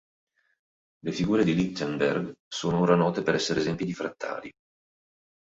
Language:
Italian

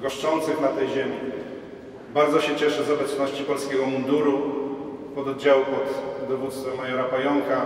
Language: Polish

